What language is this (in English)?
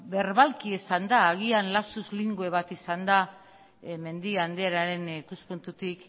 Basque